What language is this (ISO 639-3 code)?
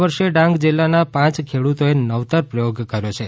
guj